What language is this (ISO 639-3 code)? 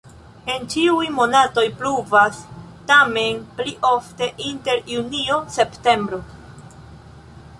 epo